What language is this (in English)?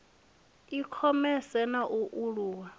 Venda